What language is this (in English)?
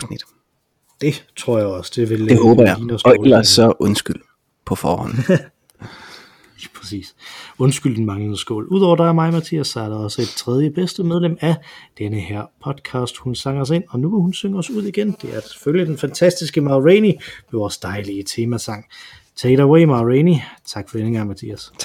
Danish